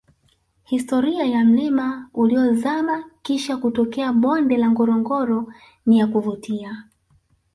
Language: Swahili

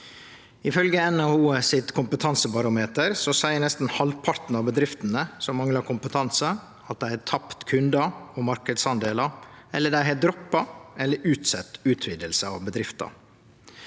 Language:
Norwegian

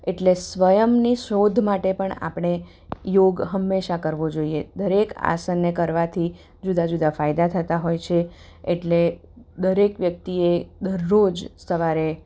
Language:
Gujarati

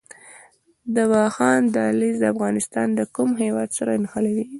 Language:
Pashto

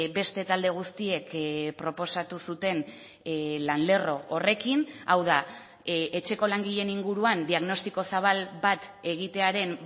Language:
Basque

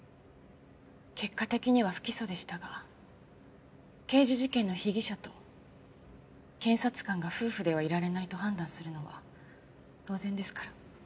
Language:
Japanese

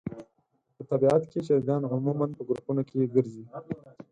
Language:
Pashto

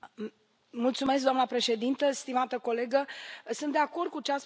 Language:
Romanian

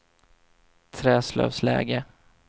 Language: Swedish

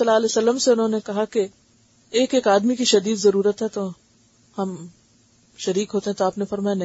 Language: Urdu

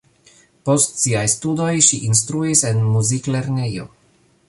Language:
Esperanto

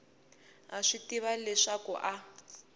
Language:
Tsonga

